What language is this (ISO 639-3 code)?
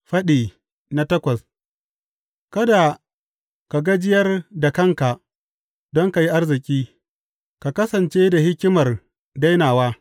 hau